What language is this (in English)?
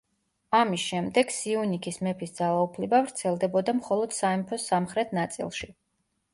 Georgian